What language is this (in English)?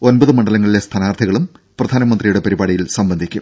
Malayalam